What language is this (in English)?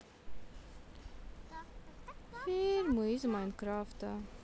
Russian